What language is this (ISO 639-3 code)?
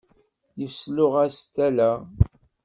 kab